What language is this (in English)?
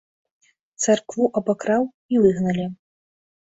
Belarusian